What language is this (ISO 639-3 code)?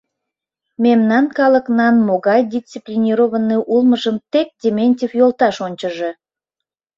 chm